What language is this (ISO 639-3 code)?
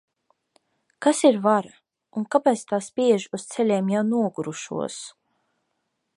lav